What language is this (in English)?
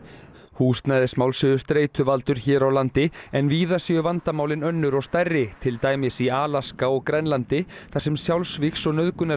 Icelandic